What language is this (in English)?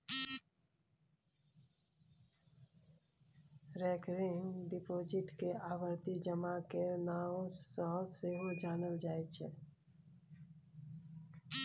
Maithili